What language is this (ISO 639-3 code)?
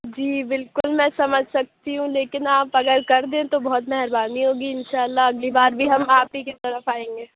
urd